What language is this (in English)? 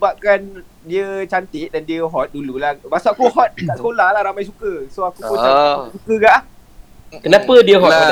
Malay